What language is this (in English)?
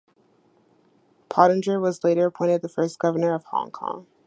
English